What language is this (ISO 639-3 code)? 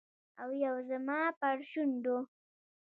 pus